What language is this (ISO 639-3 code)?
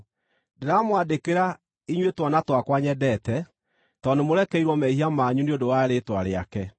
kik